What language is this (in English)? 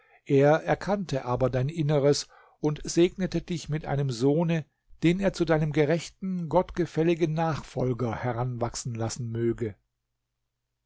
German